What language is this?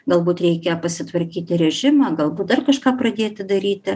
Lithuanian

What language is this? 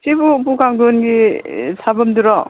Manipuri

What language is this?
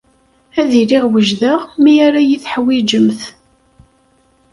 Kabyle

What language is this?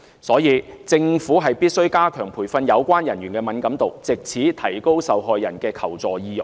Cantonese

